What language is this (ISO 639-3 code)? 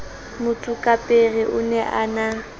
sot